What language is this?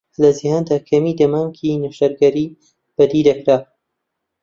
Central Kurdish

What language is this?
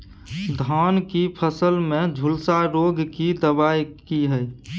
Maithili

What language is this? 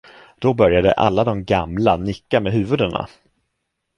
Swedish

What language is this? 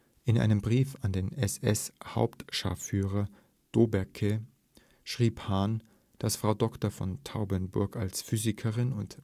German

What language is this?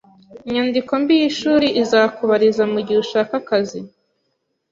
Kinyarwanda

